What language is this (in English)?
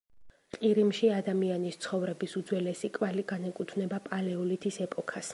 Georgian